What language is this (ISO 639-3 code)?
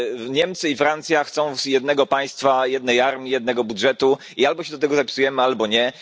pol